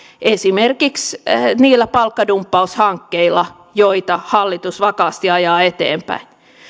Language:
Finnish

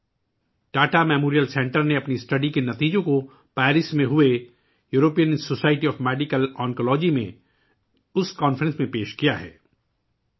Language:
Urdu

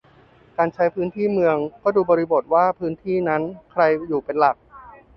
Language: Thai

